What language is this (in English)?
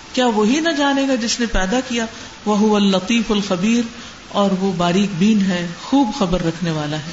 Urdu